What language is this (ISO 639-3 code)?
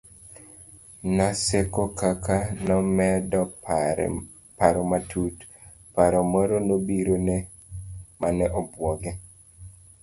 luo